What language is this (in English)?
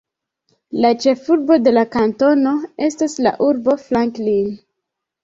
Esperanto